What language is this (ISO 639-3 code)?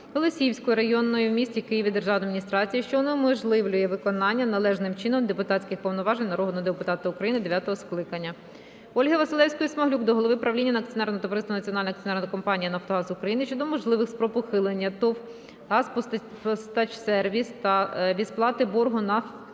ukr